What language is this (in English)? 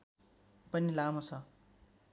Nepali